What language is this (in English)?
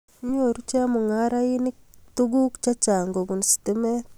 Kalenjin